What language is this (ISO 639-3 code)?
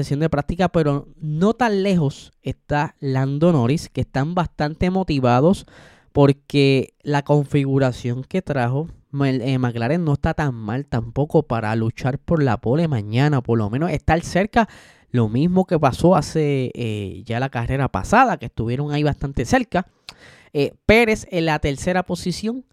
spa